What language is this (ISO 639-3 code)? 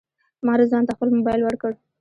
pus